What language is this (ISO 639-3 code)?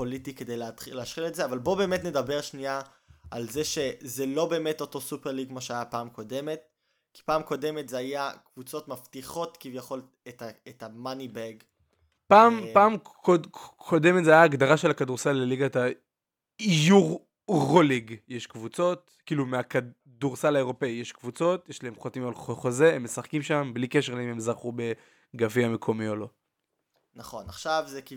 heb